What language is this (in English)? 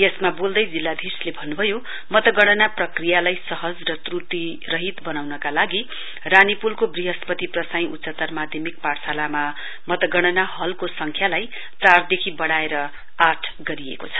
Nepali